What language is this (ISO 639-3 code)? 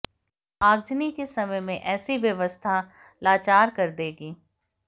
hin